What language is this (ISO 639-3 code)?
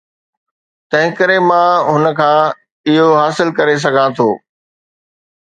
snd